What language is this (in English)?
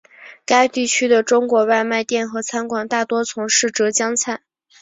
Chinese